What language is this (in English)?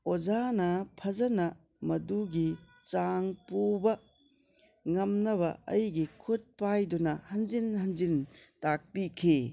Manipuri